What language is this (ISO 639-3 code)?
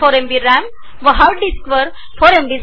mar